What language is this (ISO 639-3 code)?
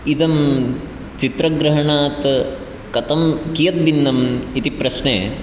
san